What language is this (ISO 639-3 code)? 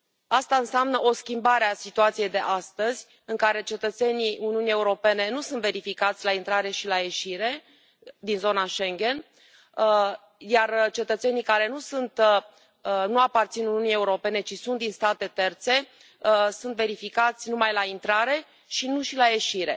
ron